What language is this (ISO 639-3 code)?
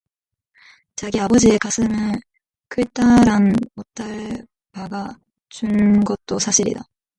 kor